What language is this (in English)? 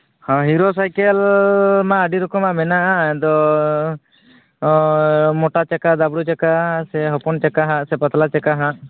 Santali